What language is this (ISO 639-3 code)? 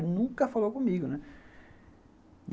por